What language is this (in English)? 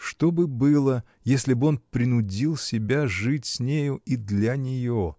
Russian